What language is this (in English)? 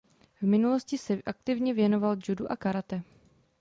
Czech